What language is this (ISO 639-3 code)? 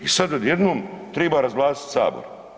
hrv